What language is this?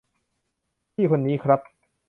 Thai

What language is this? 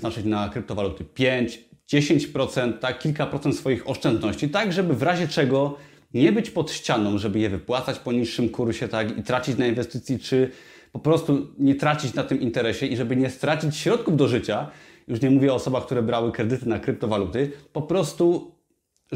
Polish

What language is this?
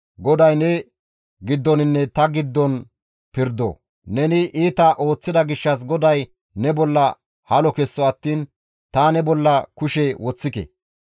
Gamo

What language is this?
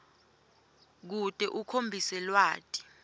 Swati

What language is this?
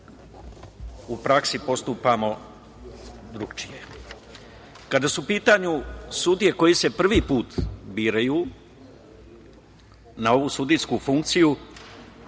Serbian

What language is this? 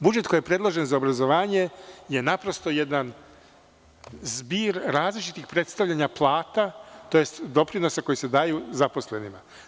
Serbian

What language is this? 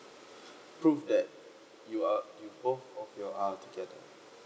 English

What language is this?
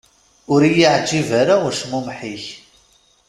Kabyle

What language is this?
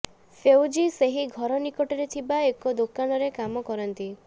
Odia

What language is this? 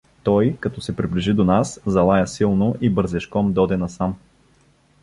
Bulgarian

